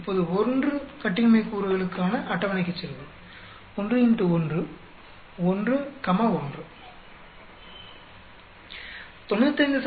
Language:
Tamil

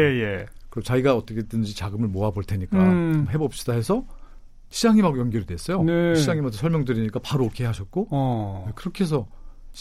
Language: Korean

